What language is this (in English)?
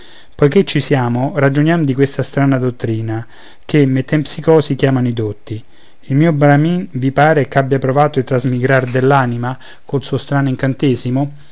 Italian